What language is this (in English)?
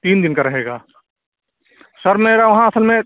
Urdu